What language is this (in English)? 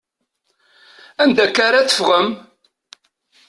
Kabyle